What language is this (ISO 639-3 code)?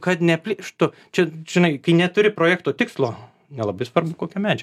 lit